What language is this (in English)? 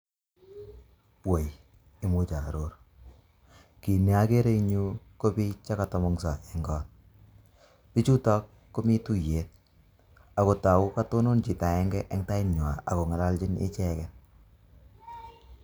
Kalenjin